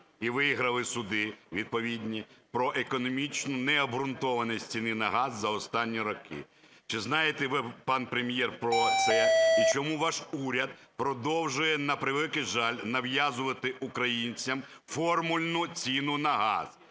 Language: Ukrainian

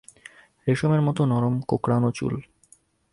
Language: Bangla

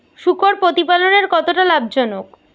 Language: Bangla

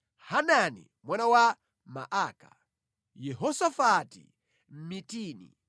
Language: Nyanja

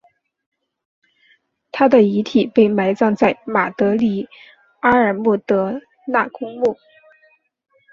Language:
Chinese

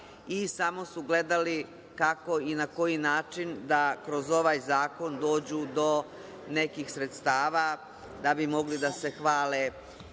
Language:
Serbian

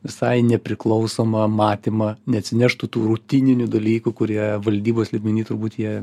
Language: Lithuanian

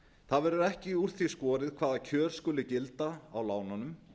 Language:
Icelandic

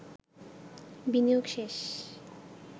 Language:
Bangla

